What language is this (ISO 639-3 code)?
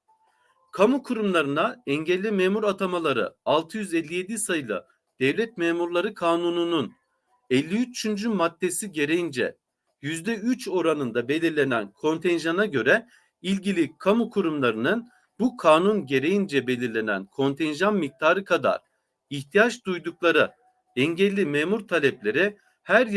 tur